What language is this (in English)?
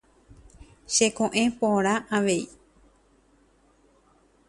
Guarani